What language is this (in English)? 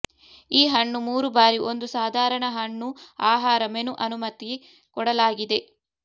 Kannada